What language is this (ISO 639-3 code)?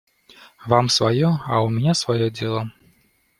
rus